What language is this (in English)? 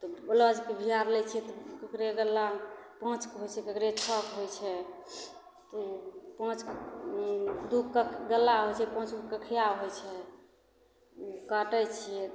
Maithili